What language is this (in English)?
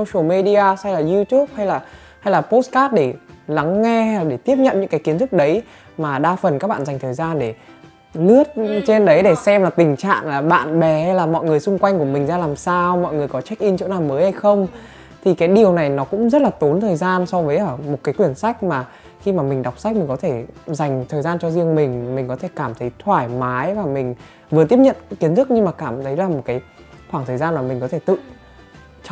Vietnamese